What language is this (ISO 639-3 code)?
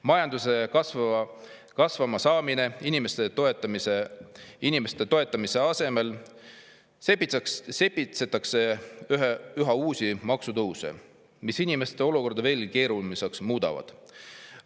est